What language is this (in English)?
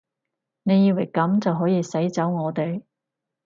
Cantonese